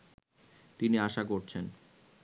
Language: Bangla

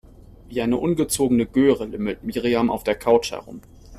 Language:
German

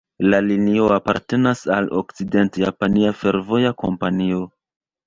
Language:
Esperanto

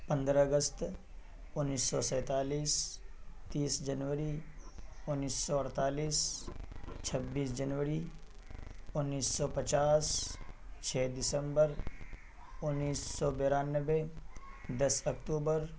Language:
Urdu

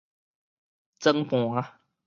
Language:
Min Nan Chinese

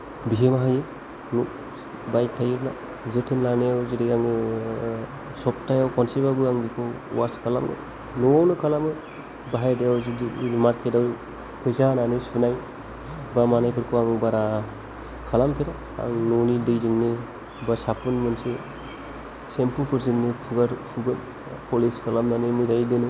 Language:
Bodo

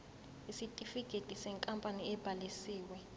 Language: Zulu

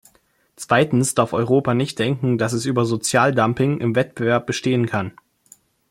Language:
German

